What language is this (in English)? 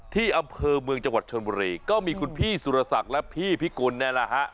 Thai